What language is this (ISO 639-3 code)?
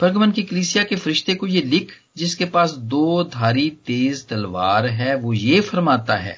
hin